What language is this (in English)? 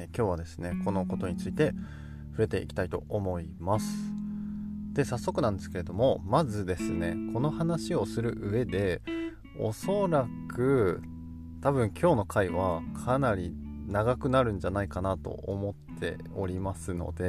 Japanese